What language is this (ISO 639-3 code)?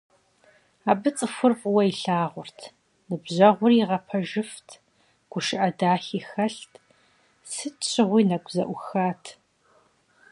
kbd